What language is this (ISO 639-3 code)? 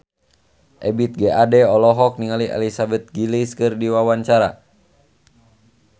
sun